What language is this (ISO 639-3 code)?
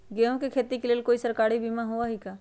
mag